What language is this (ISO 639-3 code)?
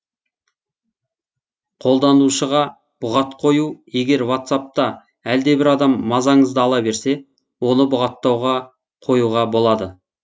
kaz